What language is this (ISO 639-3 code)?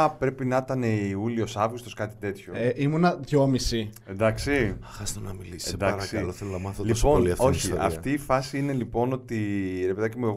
ell